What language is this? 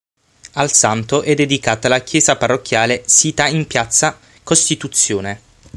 Italian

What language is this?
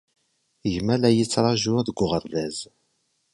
Kabyle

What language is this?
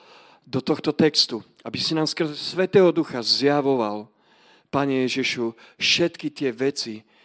Slovak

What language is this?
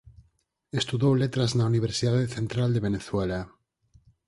Galician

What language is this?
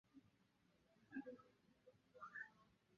Chinese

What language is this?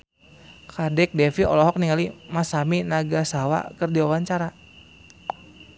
Sundanese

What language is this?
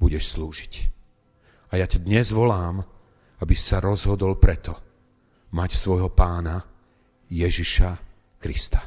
Slovak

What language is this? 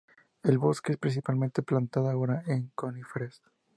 Spanish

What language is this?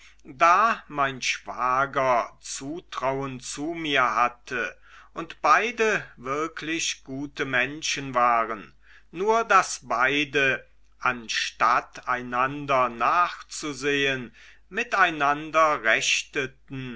German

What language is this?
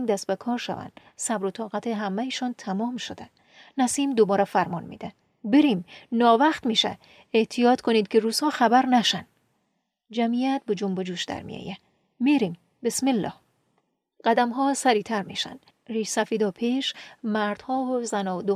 Persian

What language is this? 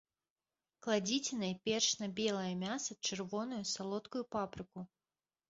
Belarusian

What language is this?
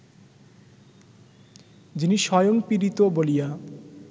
Bangla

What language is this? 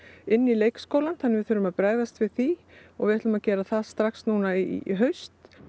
Icelandic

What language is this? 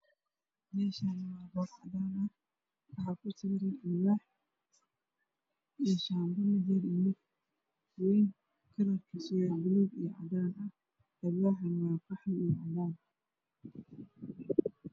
Somali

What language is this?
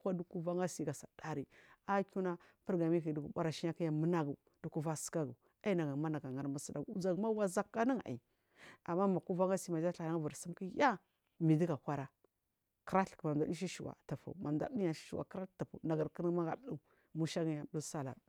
Marghi South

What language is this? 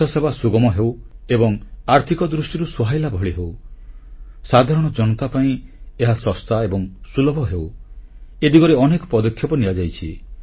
Odia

